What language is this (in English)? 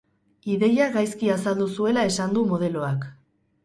Basque